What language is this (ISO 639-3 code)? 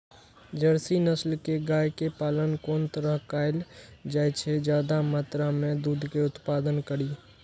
mai